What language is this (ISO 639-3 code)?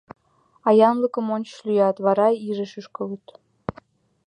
chm